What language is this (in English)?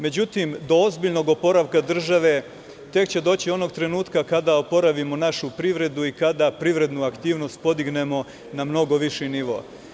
Serbian